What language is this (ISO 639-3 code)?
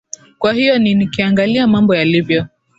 swa